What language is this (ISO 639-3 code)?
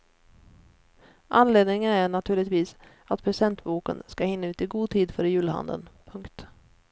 swe